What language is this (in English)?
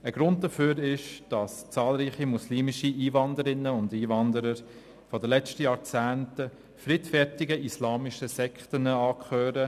Swiss German